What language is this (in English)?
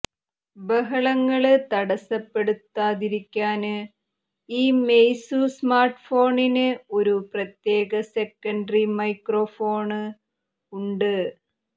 Malayalam